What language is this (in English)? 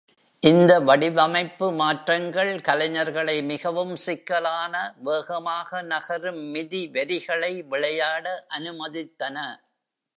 Tamil